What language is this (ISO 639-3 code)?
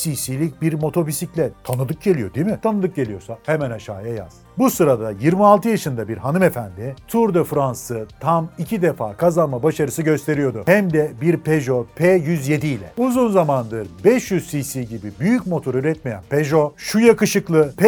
tur